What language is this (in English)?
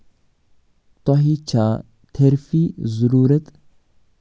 Kashmiri